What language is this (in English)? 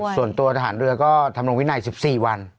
Thai